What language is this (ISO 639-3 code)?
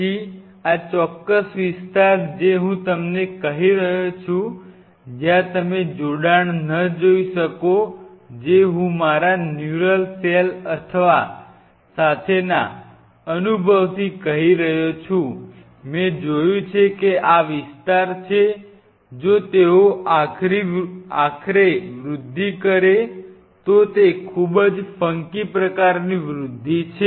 guj